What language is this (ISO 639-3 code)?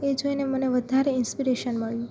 guj